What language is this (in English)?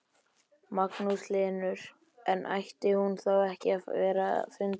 Icelandic